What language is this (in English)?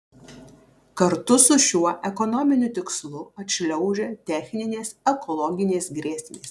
Lithuanian